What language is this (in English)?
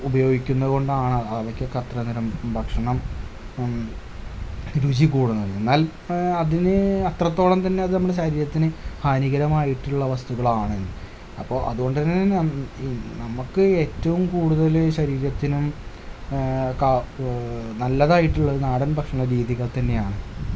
Malayalam